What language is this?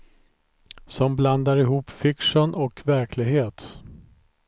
Swedish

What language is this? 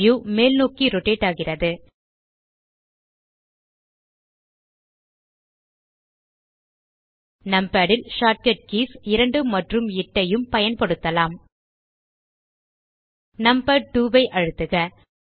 Tamil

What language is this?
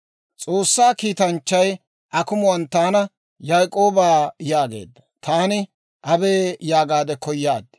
Dawro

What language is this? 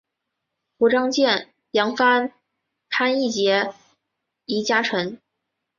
Chinese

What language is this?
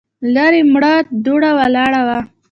Pashto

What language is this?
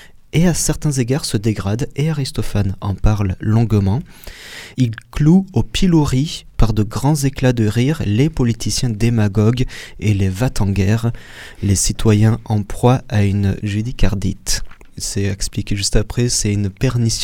French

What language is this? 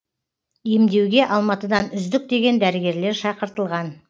Kazakh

